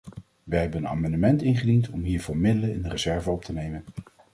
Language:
Dutch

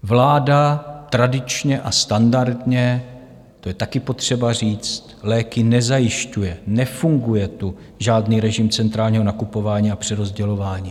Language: Czech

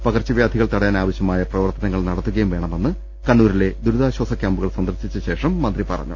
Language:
Malayalam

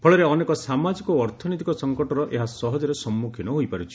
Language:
Odia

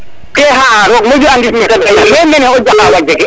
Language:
Serer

